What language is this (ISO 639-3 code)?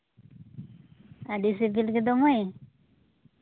sat